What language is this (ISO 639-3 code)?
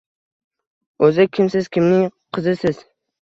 uzb